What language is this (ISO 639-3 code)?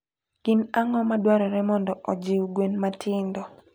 luo